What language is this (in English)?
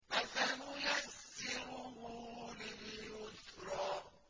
Arabic